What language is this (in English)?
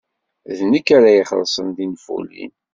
Kabyle